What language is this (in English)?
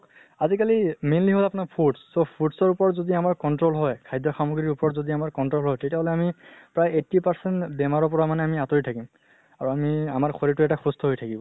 Assamese